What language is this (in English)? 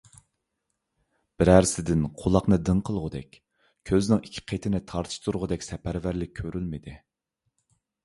Uyghur